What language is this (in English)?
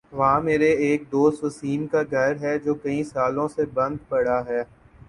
Urdu